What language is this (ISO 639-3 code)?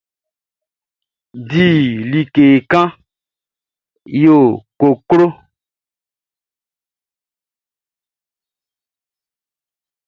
bci